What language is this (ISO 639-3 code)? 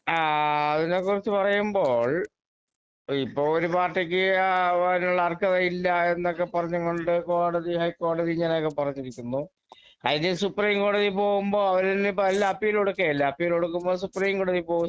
mal